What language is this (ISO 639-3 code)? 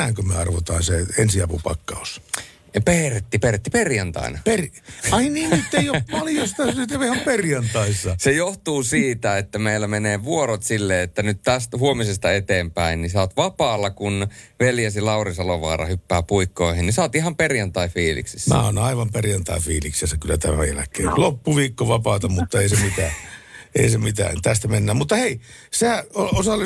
fin